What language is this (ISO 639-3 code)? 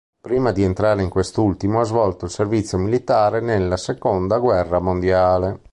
ita